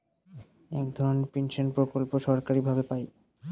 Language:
Bangla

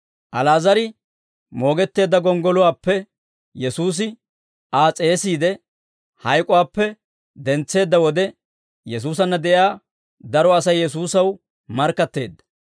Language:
Dawro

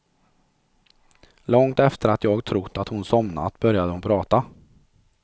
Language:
Swedish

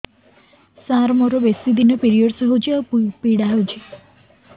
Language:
Odia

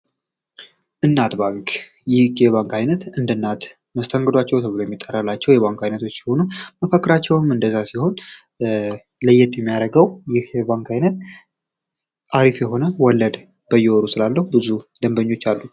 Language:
Amharic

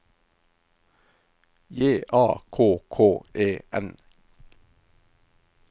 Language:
Norwegian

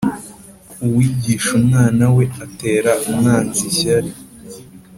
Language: Kinyarwanda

